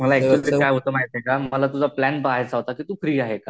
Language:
Marathi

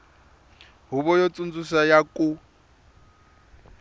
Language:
Tsonga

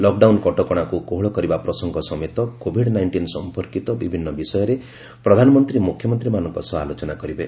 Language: Odia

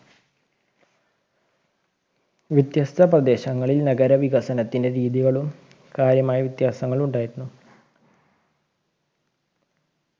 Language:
Malayalam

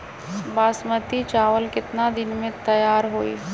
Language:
Magahi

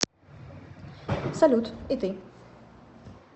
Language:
Russian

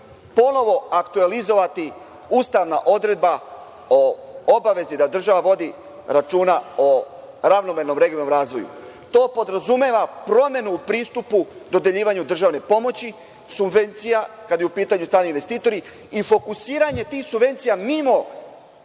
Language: Serbian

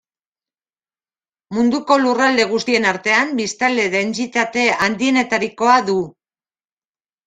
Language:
Basque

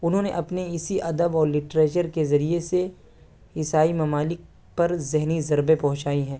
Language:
Urdu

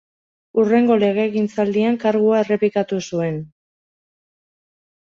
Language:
Basque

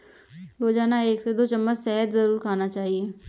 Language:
Hindi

